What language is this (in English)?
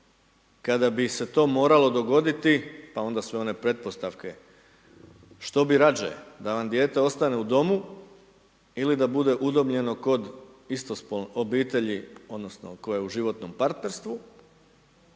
Croatian